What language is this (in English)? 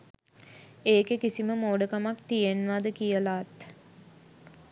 Sinhala